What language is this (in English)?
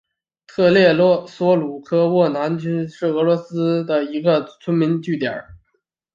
Chinese